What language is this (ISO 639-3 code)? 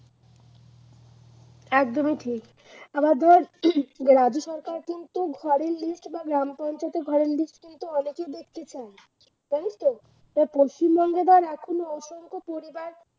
ben